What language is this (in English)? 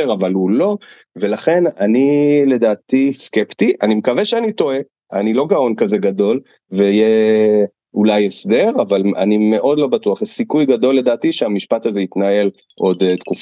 Hebrew